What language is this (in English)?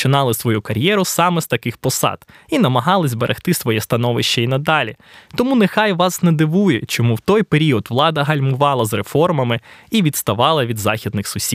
Ukrainian